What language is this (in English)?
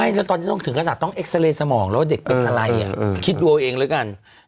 Thai